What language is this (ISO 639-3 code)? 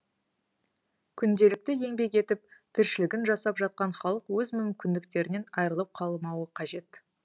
kaz